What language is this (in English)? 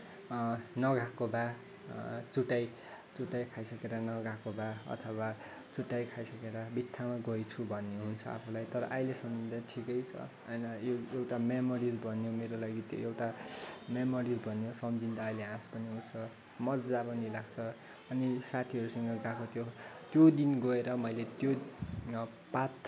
Nepali